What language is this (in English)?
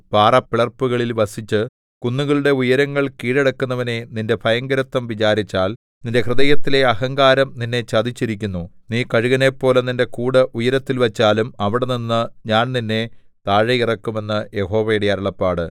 Malayalam